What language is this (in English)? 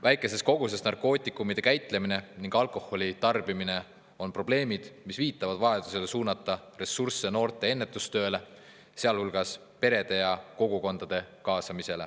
Estonian